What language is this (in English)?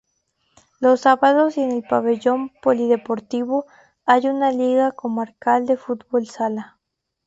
Spanish